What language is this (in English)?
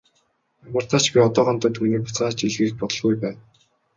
Mongolian